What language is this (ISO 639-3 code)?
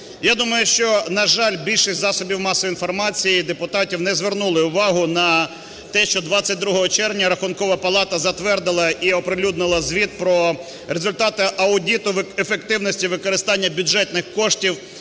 ukr